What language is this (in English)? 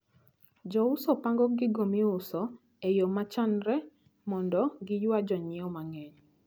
Luo (Kenya and Tanzania)